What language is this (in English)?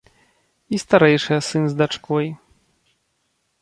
Belarusian